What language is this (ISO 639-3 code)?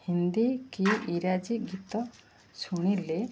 ori